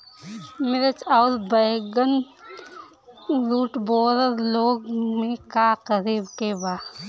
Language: Bhojpuri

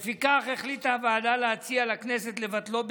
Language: Hebrew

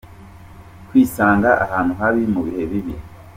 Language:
Kinyarwanda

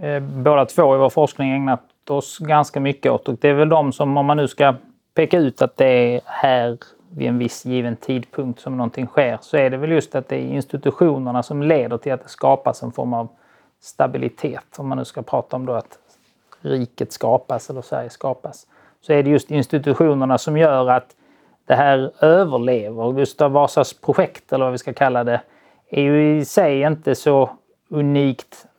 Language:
Swedish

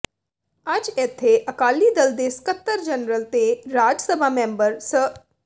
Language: Punjabi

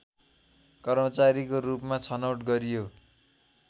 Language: Nepali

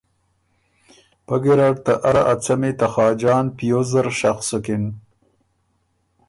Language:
Ormuri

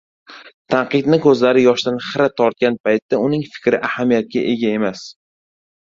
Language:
Uzbek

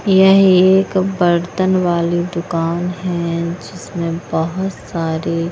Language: Hindi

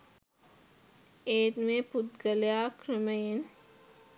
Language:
Sinhala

